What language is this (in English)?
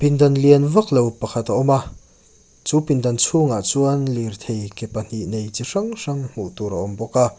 Mizo